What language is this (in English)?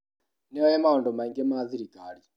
Kikuyu